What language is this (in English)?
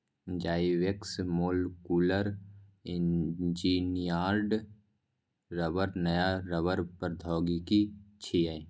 Maithili